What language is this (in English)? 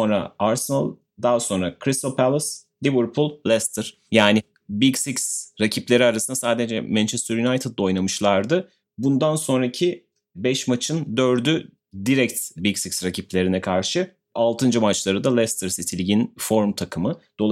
Turkish